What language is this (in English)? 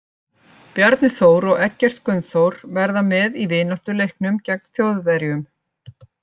Icelandic